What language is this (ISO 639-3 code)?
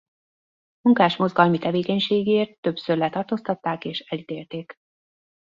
hun